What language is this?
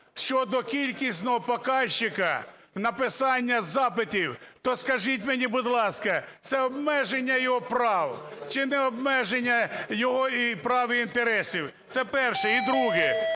Ukrainian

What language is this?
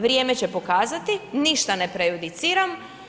Croatian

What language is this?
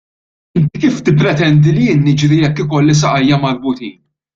Maltese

